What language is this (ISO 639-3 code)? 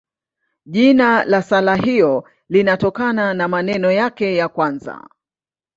swa